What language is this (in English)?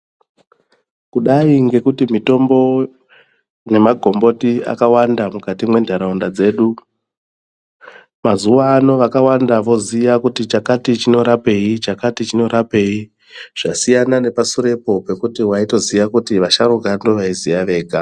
Ndau